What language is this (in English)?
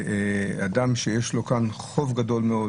Hebrew